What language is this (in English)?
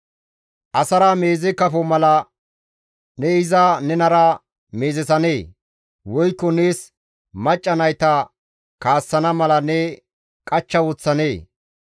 Gamo